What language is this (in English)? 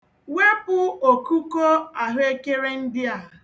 Igbo